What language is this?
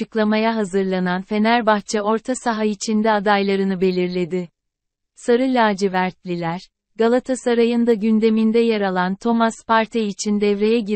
Turkish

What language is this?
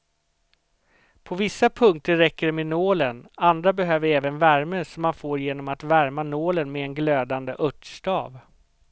Swedish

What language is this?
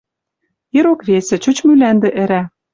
Western Mari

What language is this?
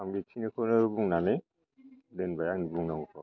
Bodo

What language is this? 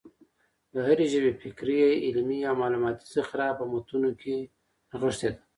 Pashto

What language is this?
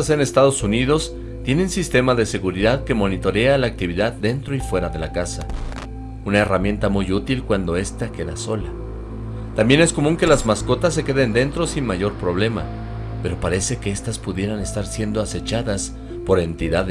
Spanish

